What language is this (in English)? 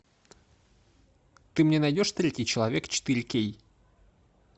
Russian